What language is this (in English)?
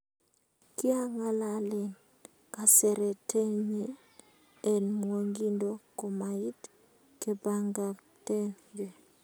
Kalenjin